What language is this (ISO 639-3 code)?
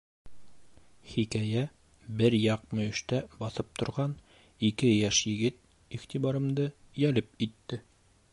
bak